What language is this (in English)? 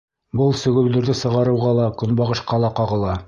Bashkir